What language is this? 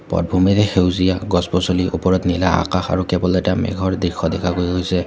Assamese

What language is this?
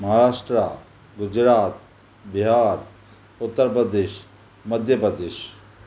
Sindhi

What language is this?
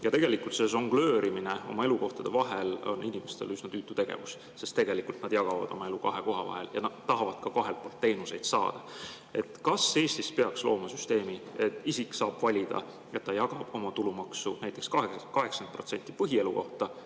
Estonian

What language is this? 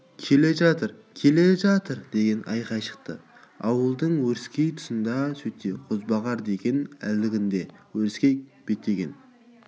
Kazakh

